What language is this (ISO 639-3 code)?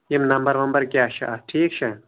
kas